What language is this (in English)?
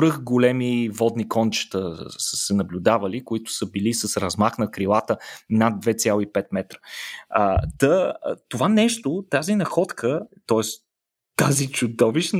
Bulgarian